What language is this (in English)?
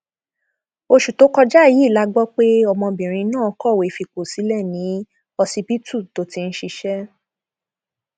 Yoruba